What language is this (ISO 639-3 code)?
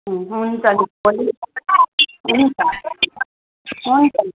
nep